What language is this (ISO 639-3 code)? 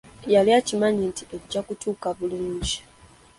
lug